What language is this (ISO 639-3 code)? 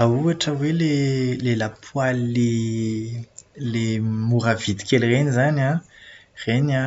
mlg